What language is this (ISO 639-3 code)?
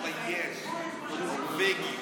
heb